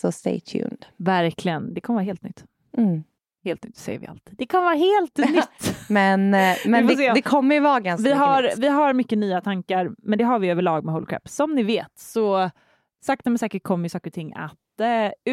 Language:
Swedish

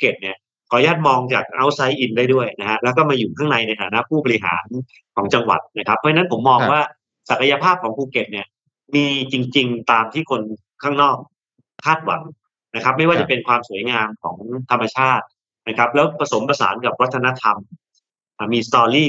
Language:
Thai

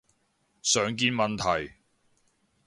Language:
Cantonese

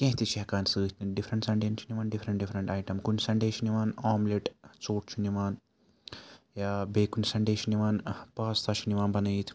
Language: Kashmiri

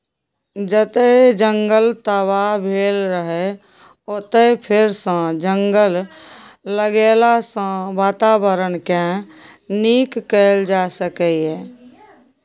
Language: Maithili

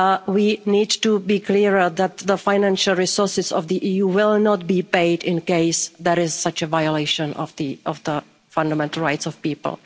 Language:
English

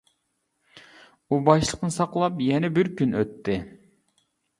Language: Uyghur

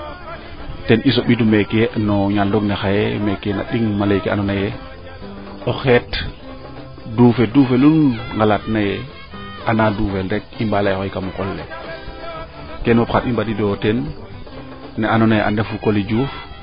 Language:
Serer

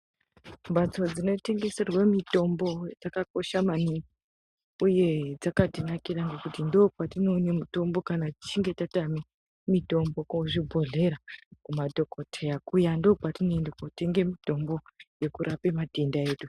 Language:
Ndau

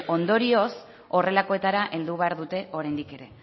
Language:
Basque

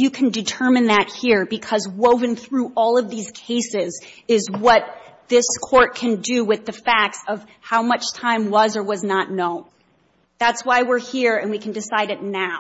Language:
English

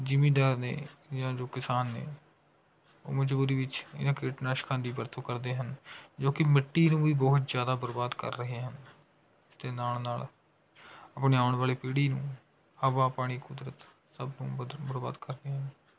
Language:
Punjabi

